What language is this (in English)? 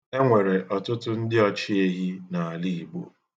Igbo